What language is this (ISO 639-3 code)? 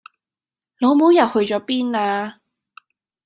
yue